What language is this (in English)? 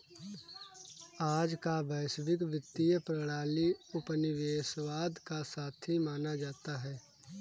Hindi